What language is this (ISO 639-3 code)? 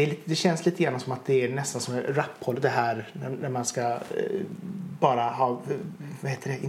swe